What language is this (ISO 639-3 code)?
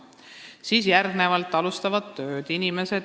est